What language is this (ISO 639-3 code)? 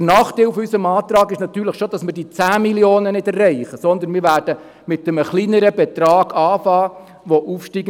gsw